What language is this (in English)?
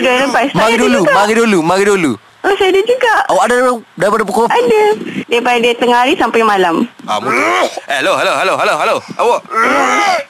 Malay